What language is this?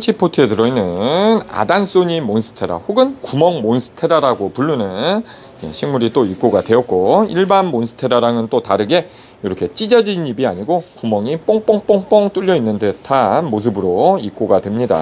Korean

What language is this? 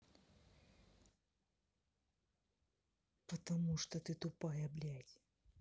Russian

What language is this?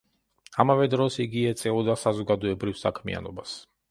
Georgian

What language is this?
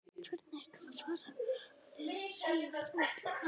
Icelandic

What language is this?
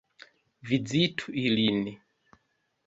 Esperanto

